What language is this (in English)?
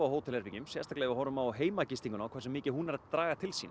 Icelandic